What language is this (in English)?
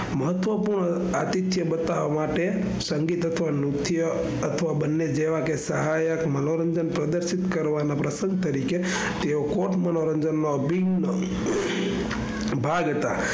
Gujarati